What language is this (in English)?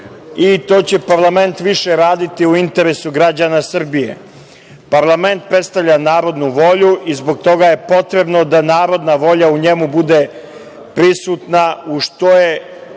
Serbian